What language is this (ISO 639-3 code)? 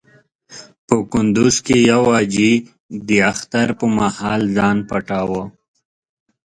pus